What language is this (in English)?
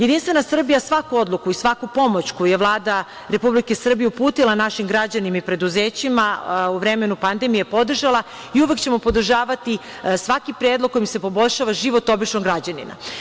Serbian